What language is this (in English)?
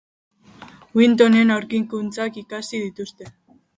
Basque